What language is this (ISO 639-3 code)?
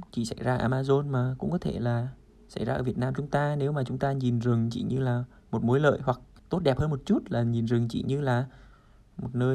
vie